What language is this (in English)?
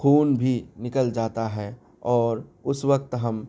Urdu